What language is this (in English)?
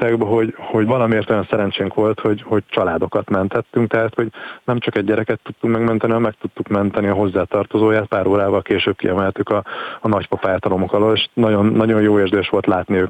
Hungarian